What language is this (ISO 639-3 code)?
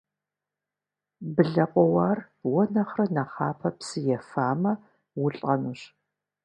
kbd